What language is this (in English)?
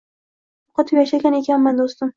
Uzbek